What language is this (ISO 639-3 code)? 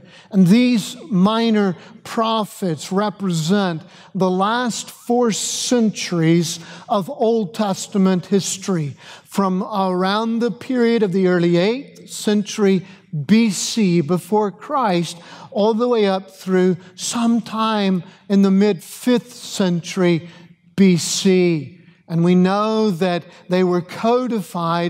eng